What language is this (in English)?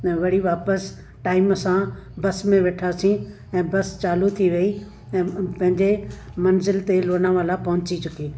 Sindhi